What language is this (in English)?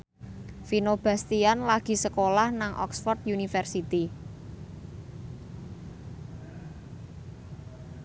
Javanese